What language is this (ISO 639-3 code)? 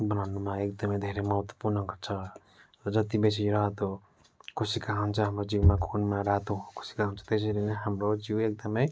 nep